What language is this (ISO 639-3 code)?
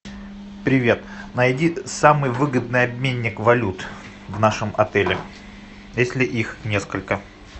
rus